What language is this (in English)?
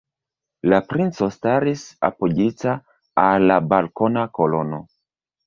Esperanto